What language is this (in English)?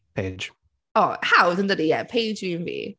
Welsh